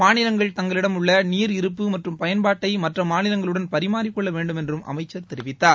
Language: Tamil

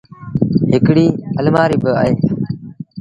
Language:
Sindhi Bhil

